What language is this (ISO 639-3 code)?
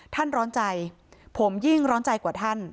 tha